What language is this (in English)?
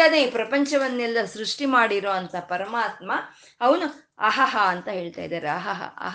Kannada